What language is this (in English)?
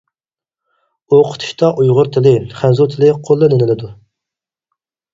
Uyghur